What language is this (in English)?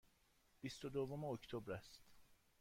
Persian